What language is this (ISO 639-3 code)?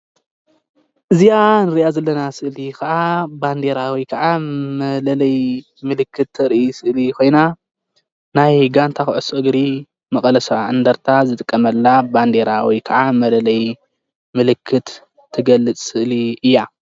tir